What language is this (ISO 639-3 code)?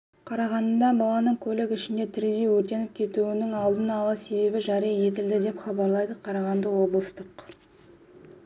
kaz